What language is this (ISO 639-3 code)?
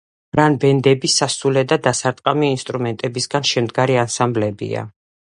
kat